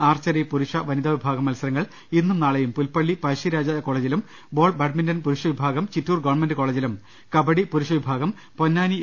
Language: Malayalam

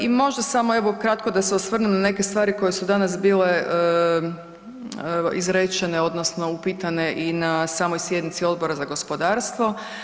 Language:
Croatian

